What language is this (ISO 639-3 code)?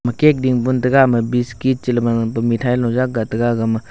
nnp